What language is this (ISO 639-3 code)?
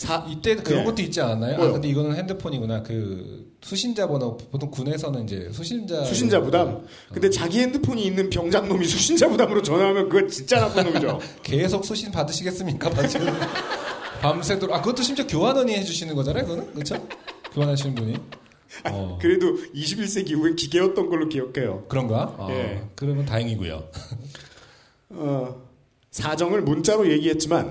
kor